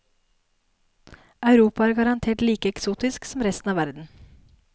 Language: Norwegian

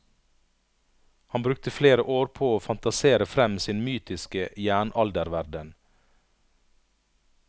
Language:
Norwegian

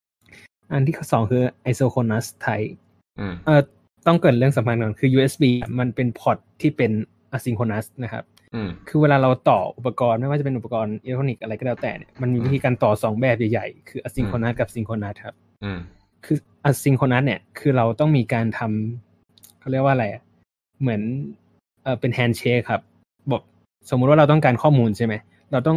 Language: Thai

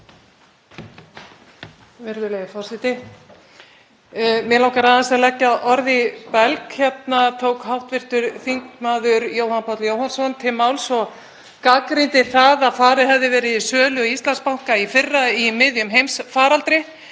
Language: Icelandic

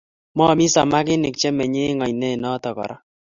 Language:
Kalenjin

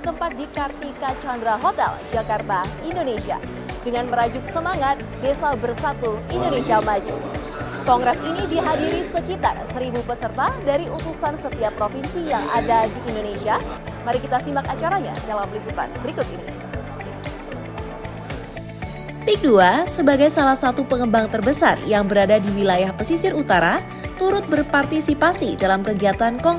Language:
Indonesian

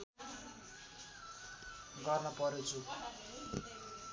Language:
Nepali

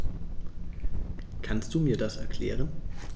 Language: German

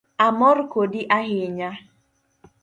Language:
Luo (Kenya and Tanzania)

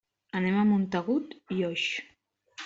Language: Catalan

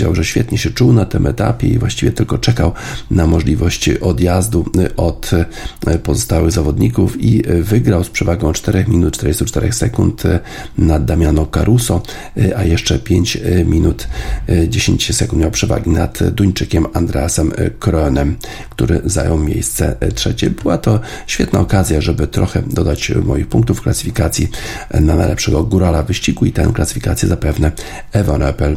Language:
Polish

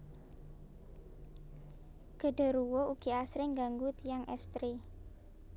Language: Javanese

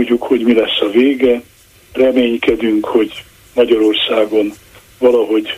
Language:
Hungarian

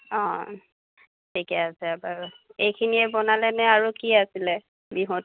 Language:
Assamese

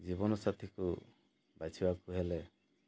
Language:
Odia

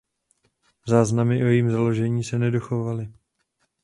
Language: Czech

